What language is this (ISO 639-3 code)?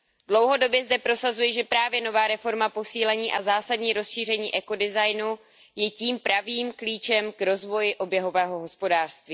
ces